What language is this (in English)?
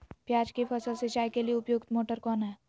Magahi